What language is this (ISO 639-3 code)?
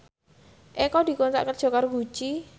jav